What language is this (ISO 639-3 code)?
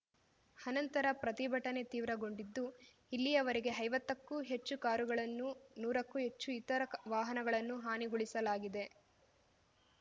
kan